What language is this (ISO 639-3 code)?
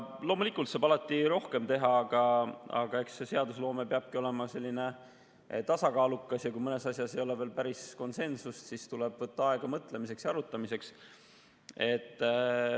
est